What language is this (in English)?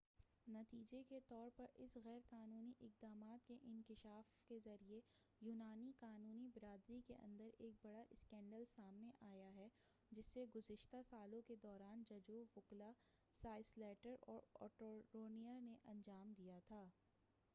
Urdu